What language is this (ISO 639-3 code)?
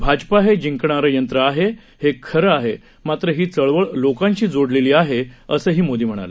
mar